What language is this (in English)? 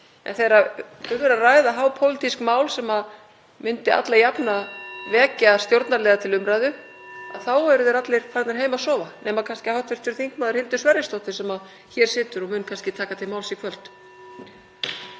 Icelandic